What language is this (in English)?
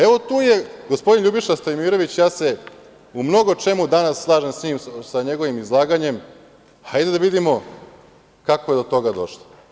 Serbian